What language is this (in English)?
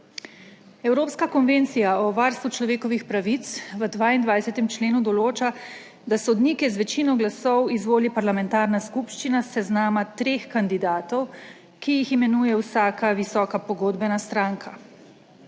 Slovenian